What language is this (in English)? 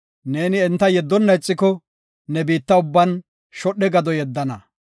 Gofa